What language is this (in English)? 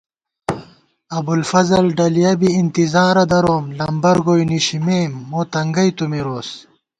Gawar-Bati